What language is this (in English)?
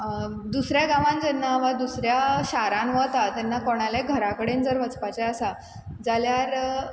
Konkani